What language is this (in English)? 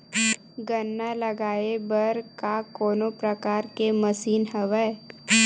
Chhattisgarhi